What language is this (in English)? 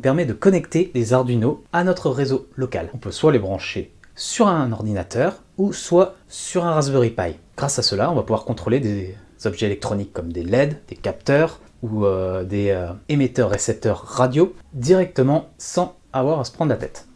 French